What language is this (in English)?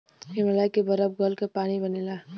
Bhojpuri